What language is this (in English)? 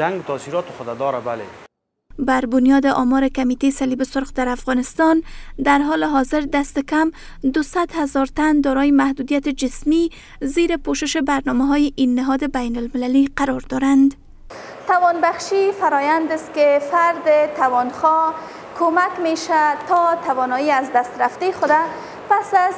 Persian